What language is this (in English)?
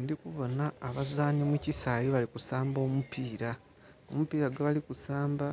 Soga